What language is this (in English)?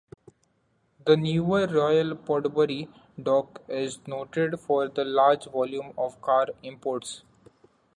English